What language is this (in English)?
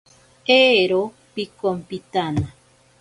Ashéninka Perené